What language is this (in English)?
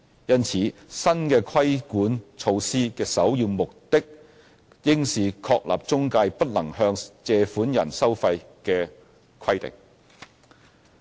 Cantonese